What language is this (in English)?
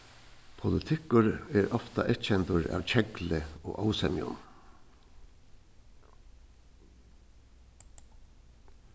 Faroese